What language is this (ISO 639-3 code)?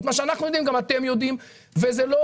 heb